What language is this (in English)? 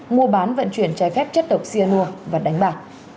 Vietnamese